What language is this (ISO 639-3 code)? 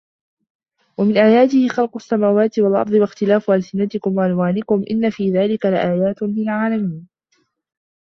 ara